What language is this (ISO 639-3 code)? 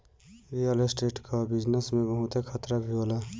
bho